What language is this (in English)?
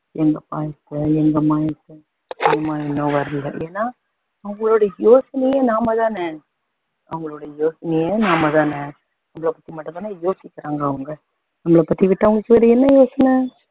Tamil